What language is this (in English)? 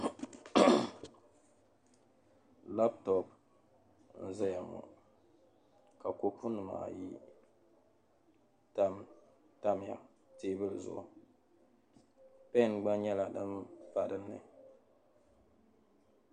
Dagbani